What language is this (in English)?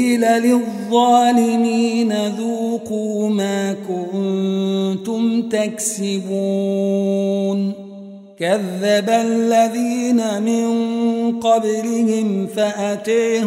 Arabic